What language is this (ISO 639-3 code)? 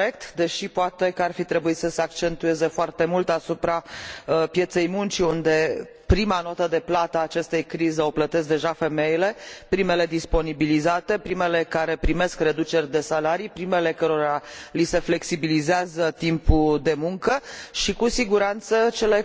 ron